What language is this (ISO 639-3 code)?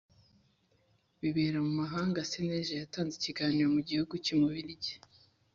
kin